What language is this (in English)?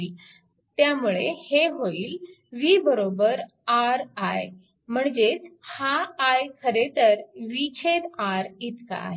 Marathi